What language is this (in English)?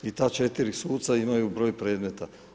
Croatian